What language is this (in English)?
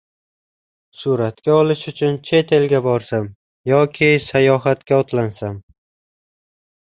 Uzbek